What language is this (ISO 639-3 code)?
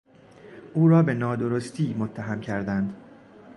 fas